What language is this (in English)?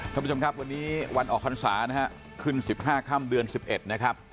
Thai